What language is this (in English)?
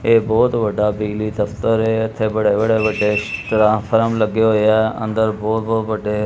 Punjabi